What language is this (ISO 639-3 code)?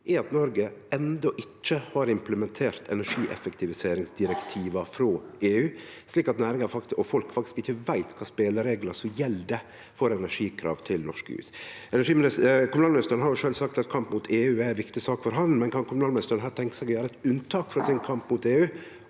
nor